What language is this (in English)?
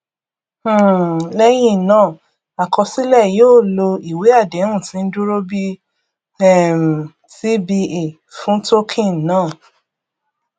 Yoruba